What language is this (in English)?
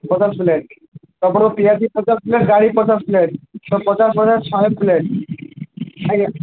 Odia